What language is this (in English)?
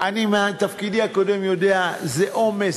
Hebrew